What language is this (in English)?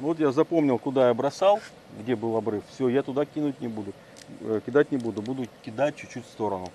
Russian